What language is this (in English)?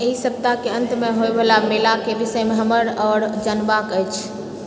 Maithili